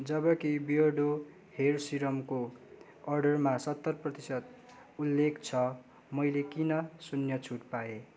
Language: Nepali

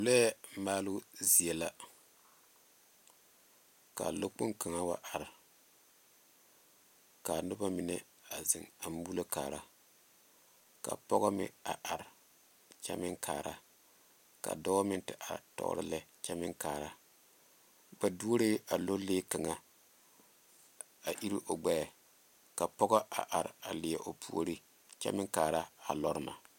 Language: Southern Dagaare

